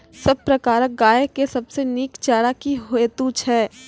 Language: Maithili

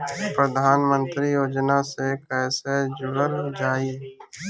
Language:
Bhojpuri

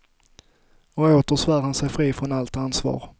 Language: Swedish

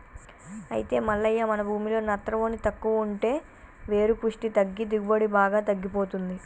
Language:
Telugu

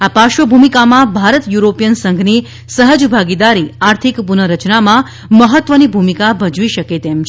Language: Gujarati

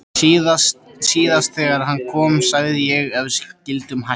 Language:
Icelandic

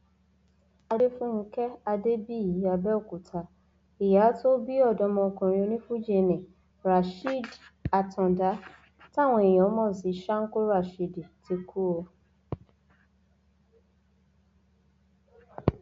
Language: Yoruba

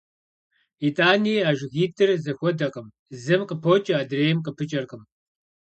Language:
Kabardian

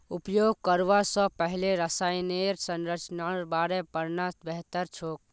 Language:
Magahi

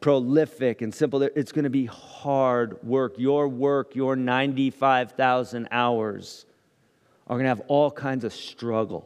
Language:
English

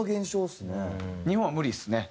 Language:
Japanese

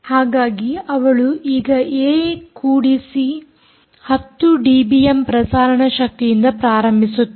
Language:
Kannada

